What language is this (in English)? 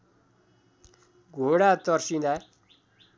Nepali